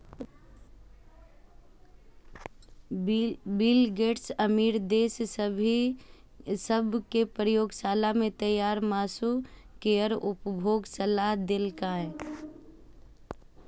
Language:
Maithili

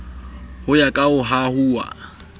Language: Southern Sotho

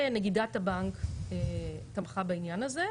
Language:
Hebrew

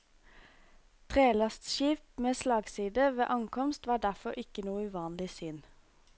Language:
Norwegian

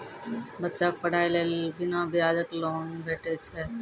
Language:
Maithili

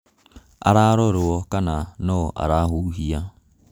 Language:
Kikuyu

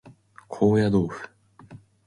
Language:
Japanese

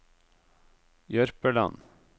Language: Norwegian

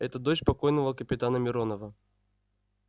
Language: Russian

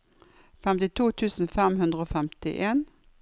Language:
Norwegian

